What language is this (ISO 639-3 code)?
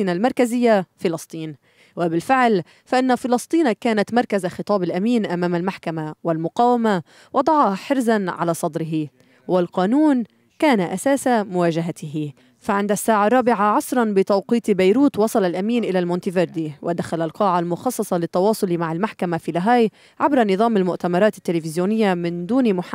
ara